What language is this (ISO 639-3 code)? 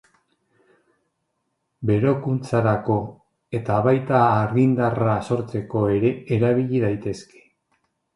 eus